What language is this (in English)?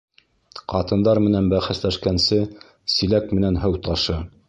Bashkir